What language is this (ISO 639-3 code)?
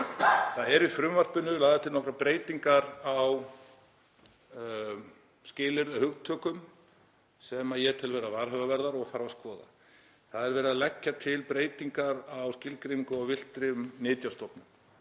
isl